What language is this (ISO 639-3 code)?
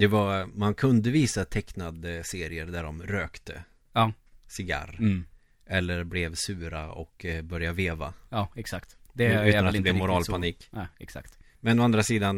swe